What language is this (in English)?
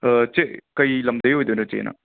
Manipuri